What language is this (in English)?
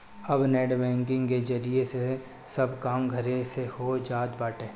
Bhojpuri